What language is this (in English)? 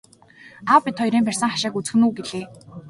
Mongolian